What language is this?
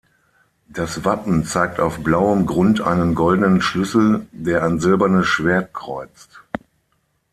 German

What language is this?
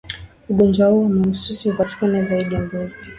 Swahili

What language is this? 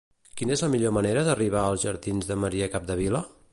Catalan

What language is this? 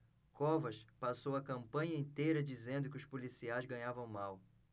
Portuguese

